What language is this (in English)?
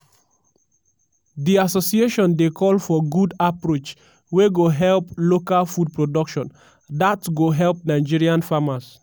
Nigerian Pidgin